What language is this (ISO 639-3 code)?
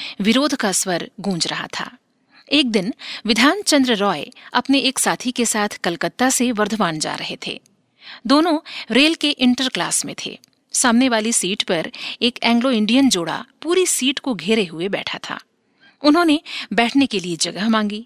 hin